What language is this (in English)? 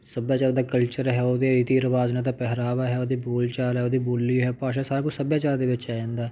Punjabi